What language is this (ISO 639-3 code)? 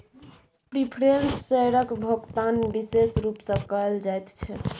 mai